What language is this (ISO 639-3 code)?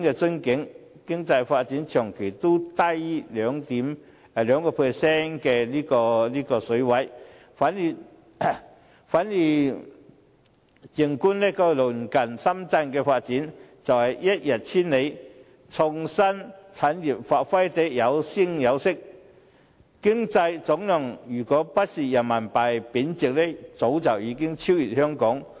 yue